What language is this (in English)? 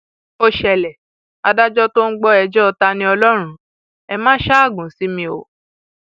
Yoruba